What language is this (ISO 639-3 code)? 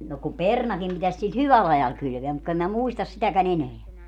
fin